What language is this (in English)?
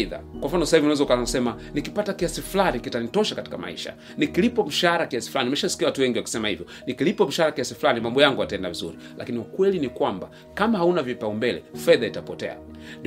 Swahili